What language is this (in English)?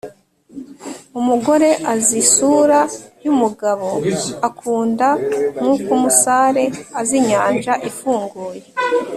Kinyarwanda